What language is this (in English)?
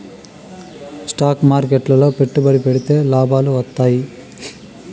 Telugu